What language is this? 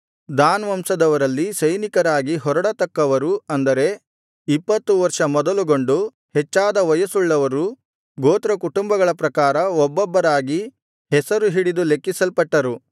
Kannada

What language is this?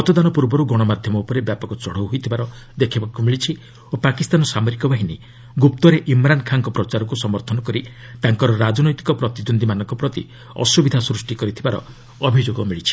Odia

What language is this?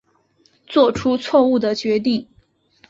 Chinese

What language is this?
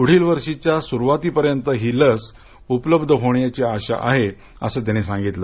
Marathi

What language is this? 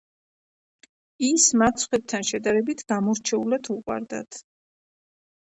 Georgian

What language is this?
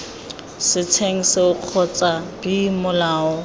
Tswana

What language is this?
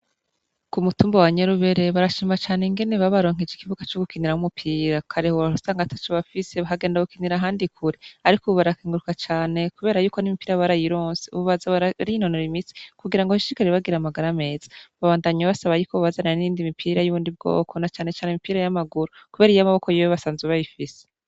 Rundi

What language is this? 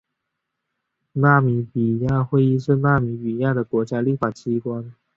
Chinese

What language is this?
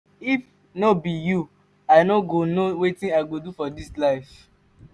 Nigerian Pidgin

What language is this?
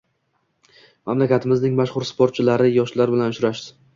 Uzbek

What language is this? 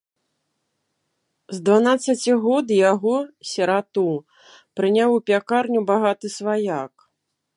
Belarusian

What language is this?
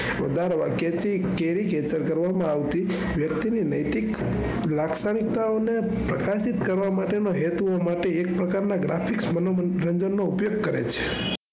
Gujarati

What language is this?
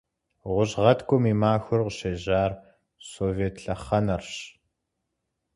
Kabardian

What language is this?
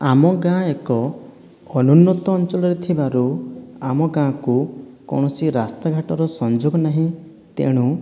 Odia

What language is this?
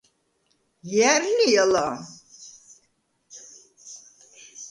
Svan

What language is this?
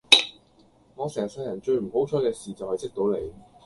Cantonese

